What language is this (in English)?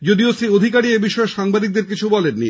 Bangla